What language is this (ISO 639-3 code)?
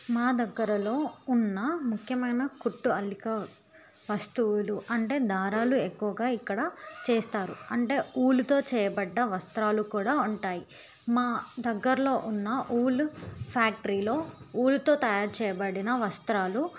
tel